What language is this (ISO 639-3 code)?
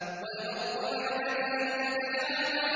ara